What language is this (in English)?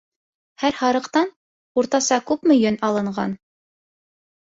Bashkir